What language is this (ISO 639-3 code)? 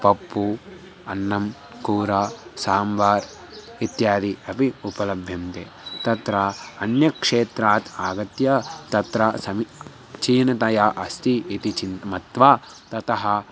san